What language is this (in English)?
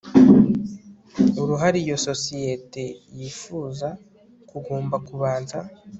Kinyarwanda